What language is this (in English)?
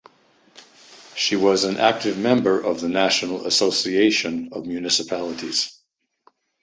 English